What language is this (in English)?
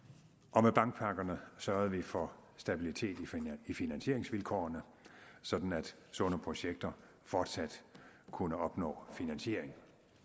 Danish